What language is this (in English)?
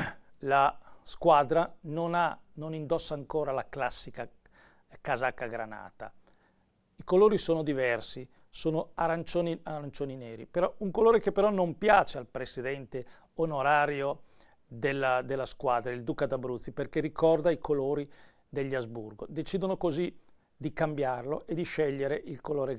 Italian